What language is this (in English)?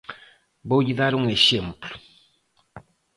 Galician